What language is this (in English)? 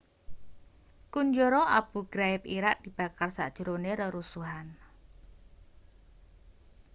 Javanese